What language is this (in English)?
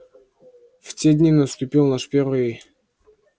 Russian